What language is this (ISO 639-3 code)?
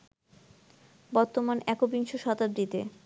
ben